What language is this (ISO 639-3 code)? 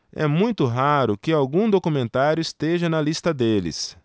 por